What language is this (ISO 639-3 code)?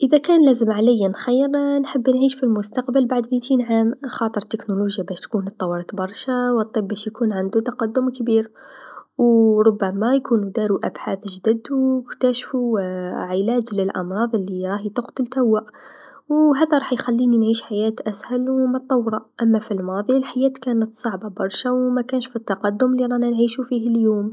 aeb